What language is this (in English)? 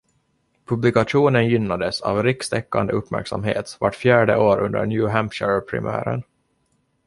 Swedish